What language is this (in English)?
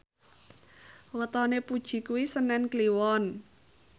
Javanese